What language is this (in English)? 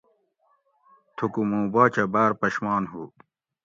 Gawri